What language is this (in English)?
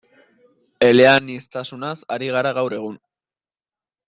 Basque